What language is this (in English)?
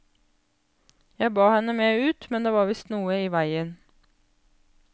Norwegian